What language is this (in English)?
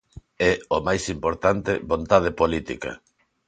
Galician